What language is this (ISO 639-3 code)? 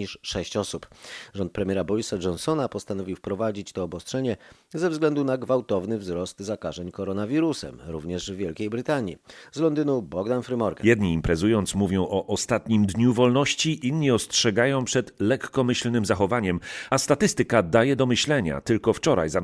pol